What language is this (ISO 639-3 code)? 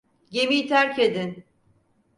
tur